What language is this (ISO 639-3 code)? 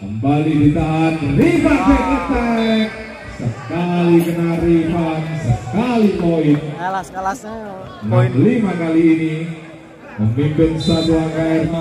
ind